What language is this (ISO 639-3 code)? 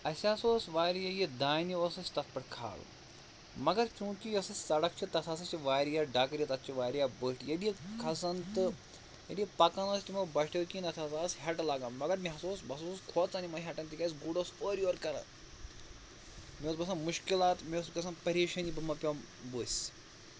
kas